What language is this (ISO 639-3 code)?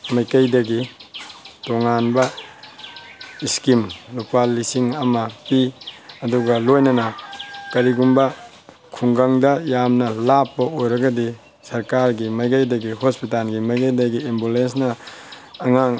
mni